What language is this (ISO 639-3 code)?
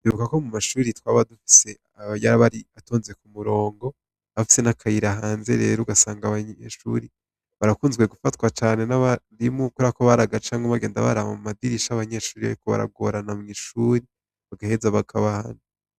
run